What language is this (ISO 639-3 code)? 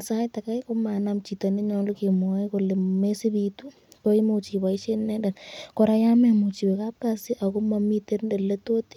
kln